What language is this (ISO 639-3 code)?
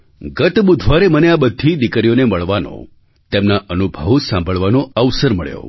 guj